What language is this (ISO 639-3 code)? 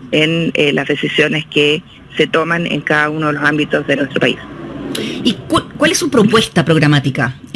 spa